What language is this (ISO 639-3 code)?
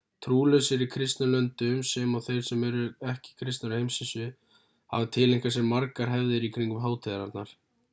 isl